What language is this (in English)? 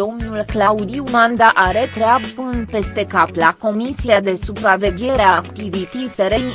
Romanian